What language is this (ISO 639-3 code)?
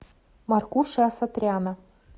rus